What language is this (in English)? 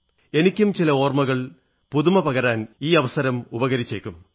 Malayalam